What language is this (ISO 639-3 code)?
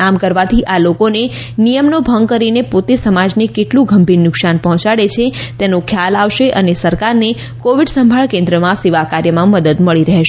guj